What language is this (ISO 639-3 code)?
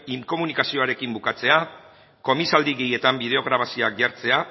eus